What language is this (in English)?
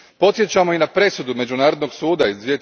Croatian